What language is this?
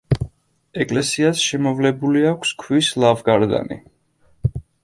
Georgian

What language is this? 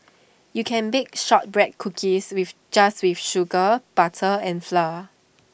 English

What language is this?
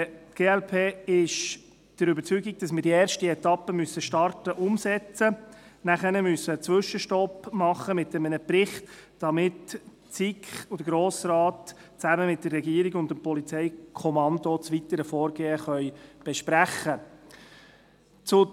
Swiss German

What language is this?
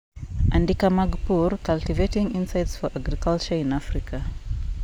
Luo (Kenya and Tanzania)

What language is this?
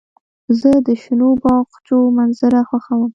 Pashto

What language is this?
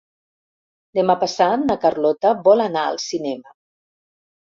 Catalan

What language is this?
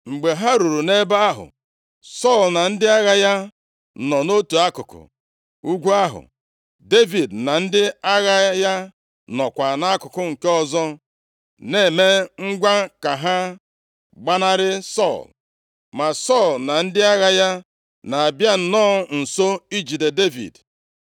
Igbo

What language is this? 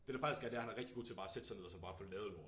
Danish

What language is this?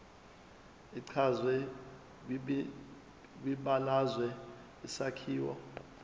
Zulu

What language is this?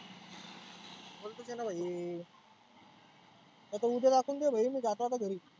Marathi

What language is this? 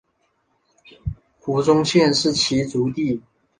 Chinese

